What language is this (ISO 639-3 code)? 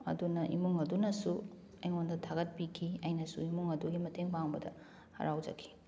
mni